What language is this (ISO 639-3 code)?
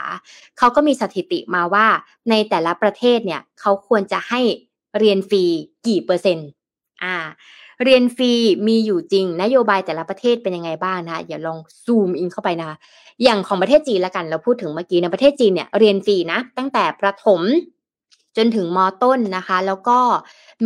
tha